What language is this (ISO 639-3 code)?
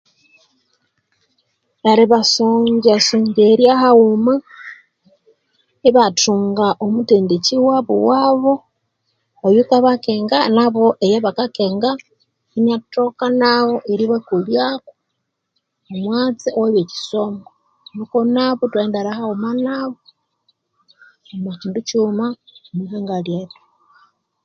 koo